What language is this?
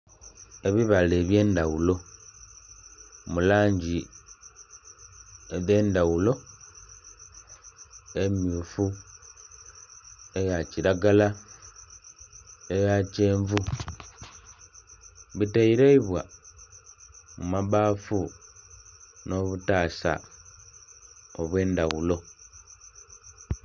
Soga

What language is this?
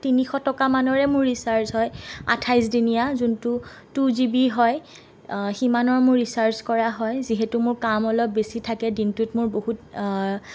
Assamese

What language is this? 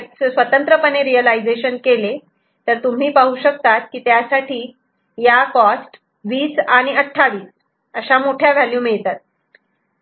Marathi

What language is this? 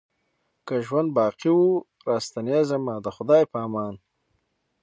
Pashto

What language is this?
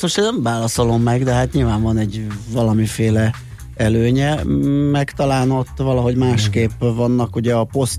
Hungarian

